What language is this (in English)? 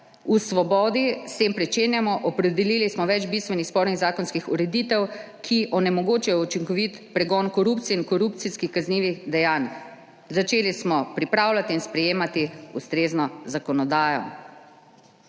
Slovenian